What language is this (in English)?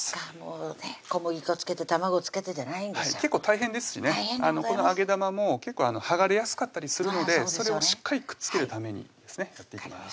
Japanese